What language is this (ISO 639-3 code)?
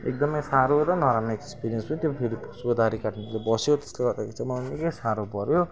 nep